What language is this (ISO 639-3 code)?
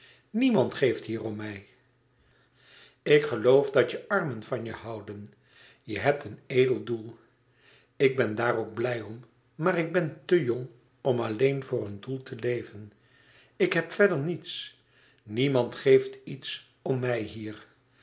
nld